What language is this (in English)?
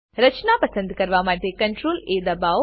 Gujarati